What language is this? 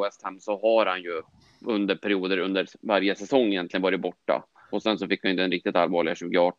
Swedish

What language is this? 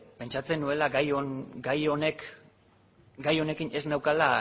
Basque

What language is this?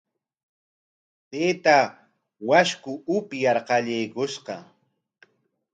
Corongo Ancash Quechua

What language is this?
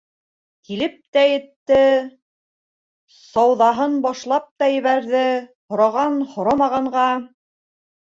Bashkir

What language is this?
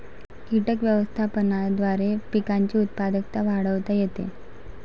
Marathi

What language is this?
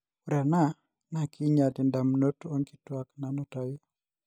Masai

